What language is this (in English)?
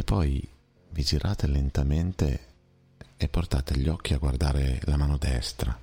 Italian